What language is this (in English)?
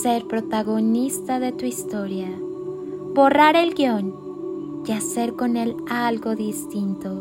Spanish